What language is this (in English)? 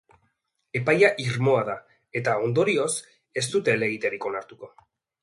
Basque